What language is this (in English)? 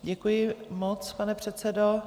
Czech